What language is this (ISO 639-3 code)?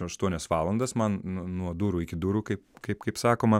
lit